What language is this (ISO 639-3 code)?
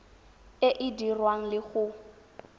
tsn